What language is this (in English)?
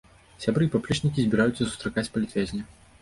Belarusian